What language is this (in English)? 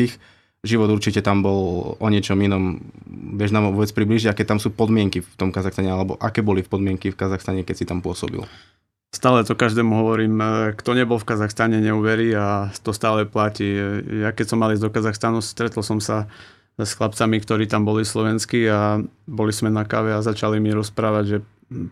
Slovak